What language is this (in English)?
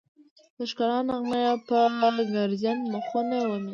Pashto